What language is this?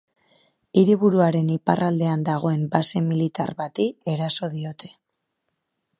Basque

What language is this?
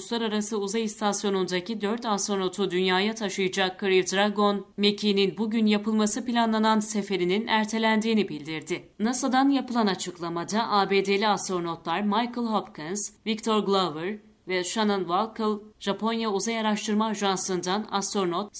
Turkish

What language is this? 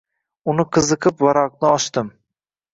Uzbek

